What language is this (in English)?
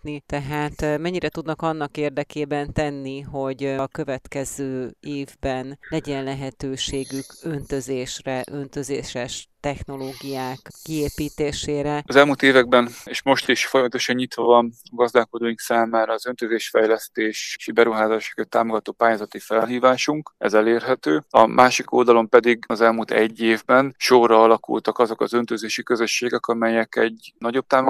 Hungarian